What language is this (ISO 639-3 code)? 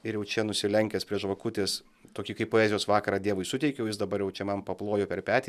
lit